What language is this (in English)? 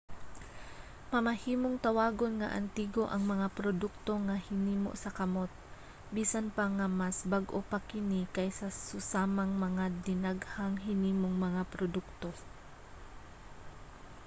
Cebuano